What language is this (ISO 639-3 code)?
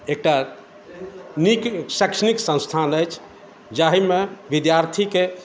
mai